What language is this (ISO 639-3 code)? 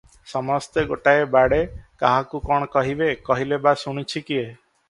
ori